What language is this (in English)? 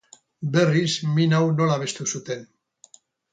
Basque